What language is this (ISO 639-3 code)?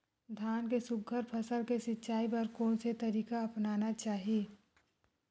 hne